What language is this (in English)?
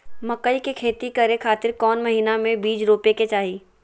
Magahi